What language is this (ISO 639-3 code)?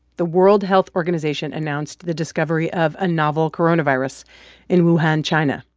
eng